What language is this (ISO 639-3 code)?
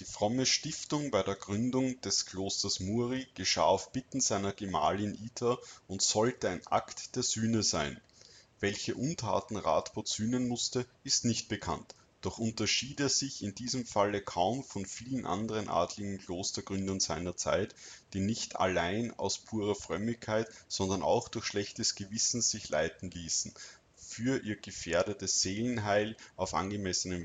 deu